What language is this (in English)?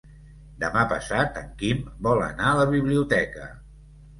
Catalan